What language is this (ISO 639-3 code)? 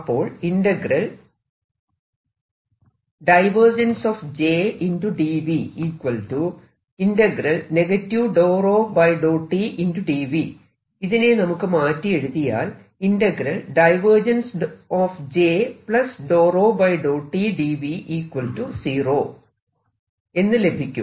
mal